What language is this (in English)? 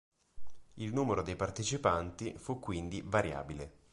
Italian